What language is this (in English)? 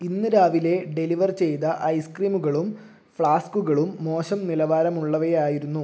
Malayalam